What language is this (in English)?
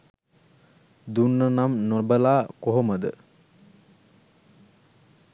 Sinhala